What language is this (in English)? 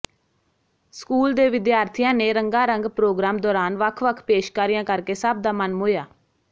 Punjabi